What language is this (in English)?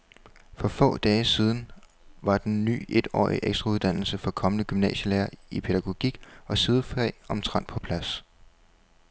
Danish